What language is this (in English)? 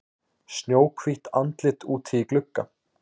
Icelandic